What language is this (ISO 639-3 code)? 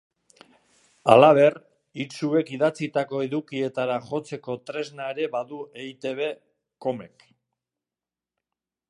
eus